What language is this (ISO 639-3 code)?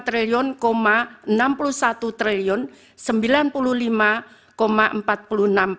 ind